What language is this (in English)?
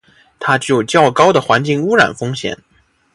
Chinese